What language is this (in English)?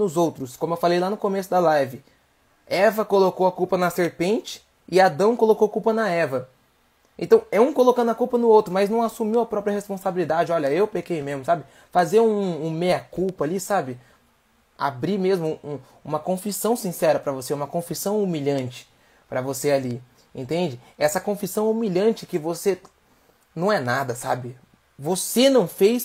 Portuguese